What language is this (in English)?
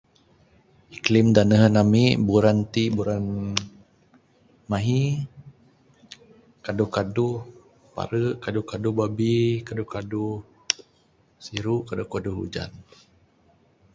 Bukar-Sadung Bidayuh